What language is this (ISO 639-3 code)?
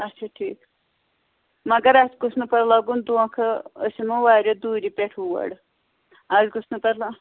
kas